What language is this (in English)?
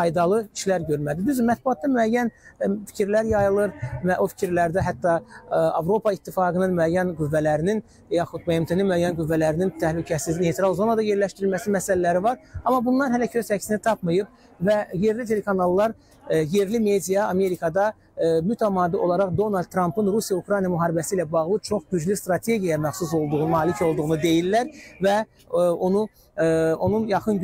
Turkish